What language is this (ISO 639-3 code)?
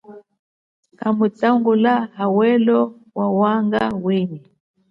cjk